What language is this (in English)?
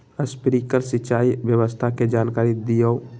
Magahi